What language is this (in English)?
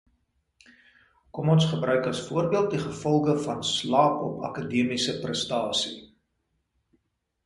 Afrikaans